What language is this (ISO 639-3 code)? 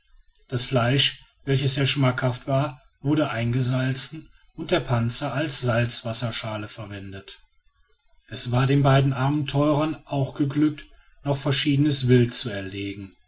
deu